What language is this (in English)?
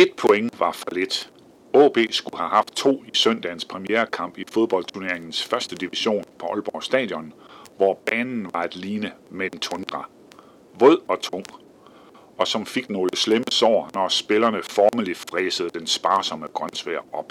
Danish